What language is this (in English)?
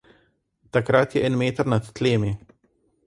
Slovenian